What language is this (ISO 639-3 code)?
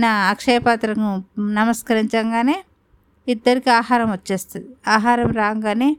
tel